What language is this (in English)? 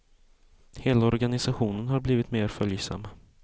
Swedish